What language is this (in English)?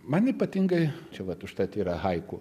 Lithuanian